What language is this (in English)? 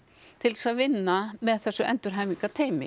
Icelandic